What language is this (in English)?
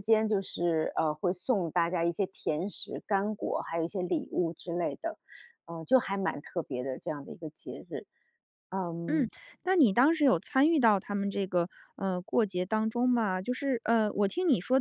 Chinese